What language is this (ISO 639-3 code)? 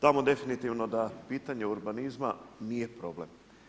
hrv